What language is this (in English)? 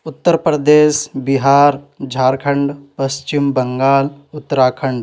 Urdu